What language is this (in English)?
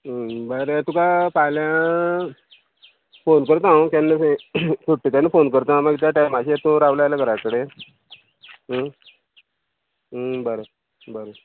Konkani